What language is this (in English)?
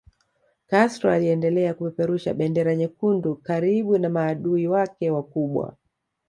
Swahili